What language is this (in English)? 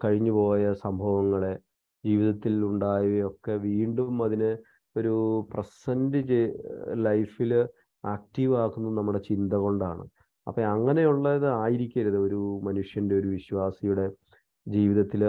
Malayalam